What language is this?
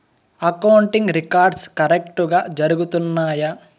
Telugu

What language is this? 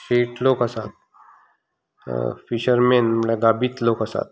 Konkani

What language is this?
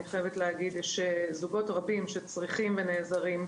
Hebrew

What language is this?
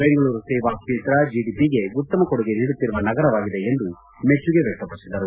Kannada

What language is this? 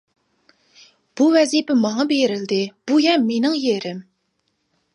Uyghur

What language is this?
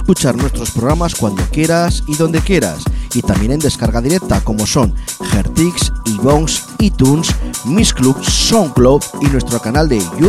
Spanish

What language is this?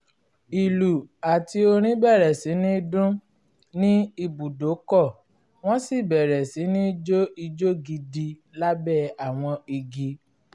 Yoruba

